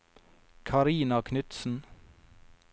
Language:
Norwegian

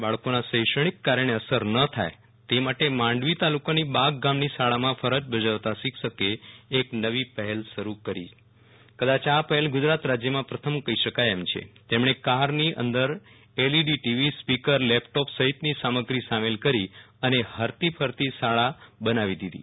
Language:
Gujarati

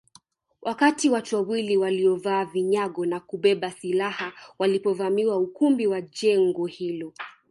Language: Swahili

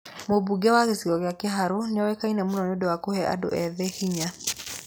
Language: Kikuyu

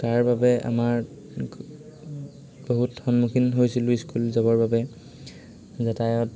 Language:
Assamese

